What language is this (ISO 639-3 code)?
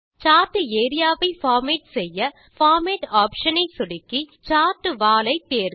tam